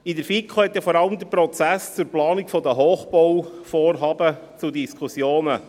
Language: Swiss German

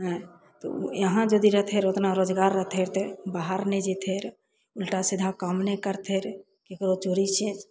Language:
Maithili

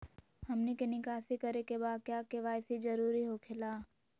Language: Magahi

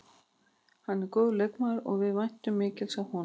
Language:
Icelandic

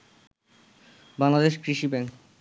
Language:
Bangla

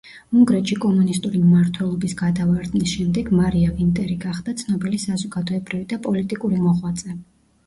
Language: Georgian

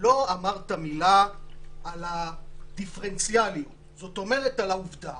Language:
Hebrew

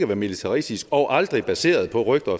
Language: Danish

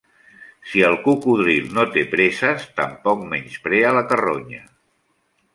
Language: Catalan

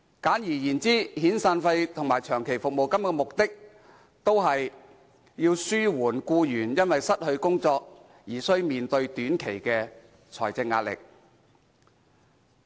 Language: Cantonese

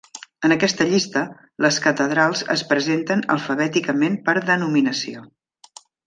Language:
Catalan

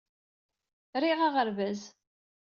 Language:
Kabyle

